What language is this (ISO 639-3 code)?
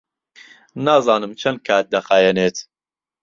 ckb